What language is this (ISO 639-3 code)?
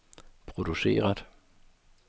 dan